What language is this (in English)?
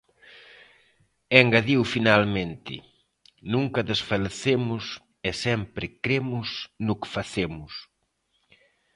Galician